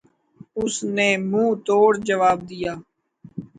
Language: Urdu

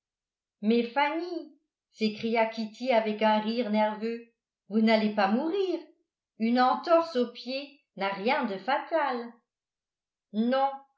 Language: French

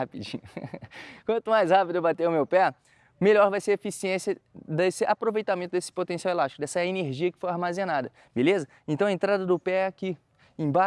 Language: Portuguese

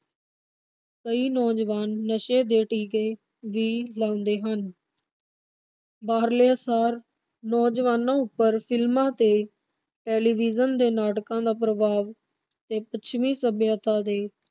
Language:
Punjabi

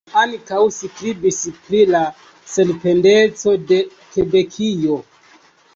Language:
Esperanto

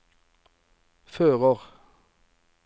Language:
Norwegian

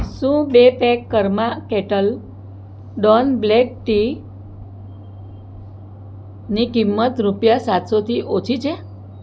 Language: Gujarati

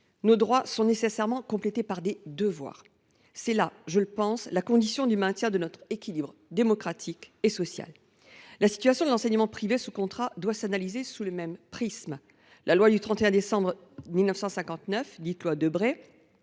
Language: French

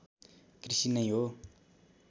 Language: Nepali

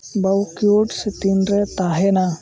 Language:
Santali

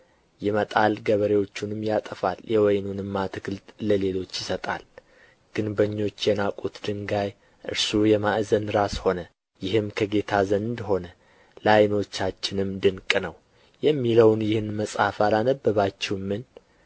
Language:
Amharic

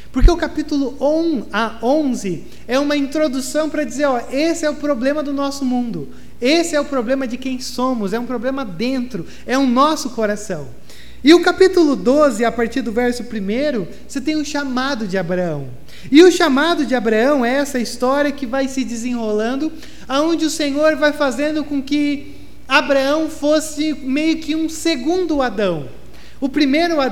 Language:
Portuguese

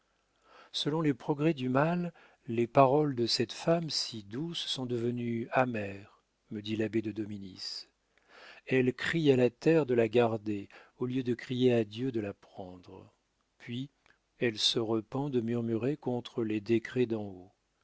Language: French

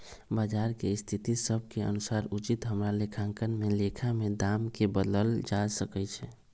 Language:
Magahi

